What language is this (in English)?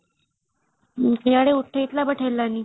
Odia